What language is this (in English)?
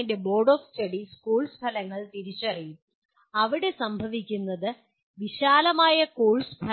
Malayalam